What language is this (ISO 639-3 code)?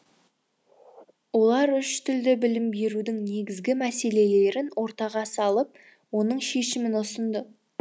kaz